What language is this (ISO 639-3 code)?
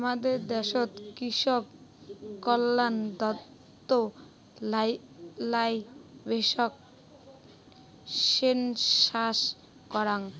ben